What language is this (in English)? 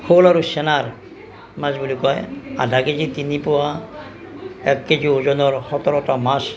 Assamese